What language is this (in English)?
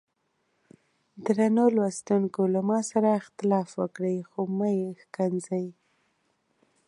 Pashto